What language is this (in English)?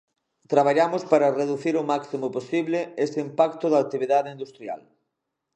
Galician